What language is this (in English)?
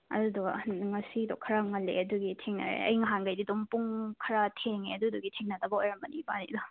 Manipuri